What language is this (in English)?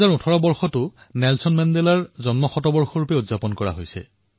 Assamese